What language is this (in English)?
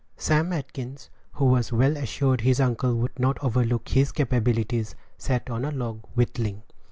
English